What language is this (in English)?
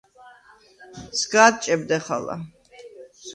Svan